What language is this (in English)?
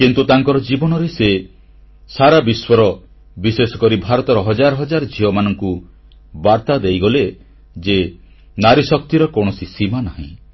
Odia